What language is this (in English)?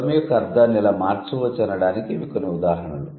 Telugu